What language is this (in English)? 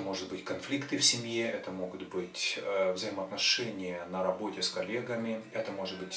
Russian